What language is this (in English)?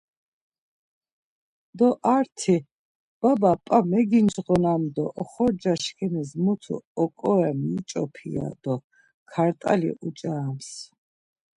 Laz